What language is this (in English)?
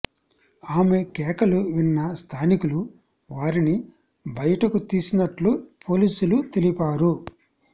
Telugu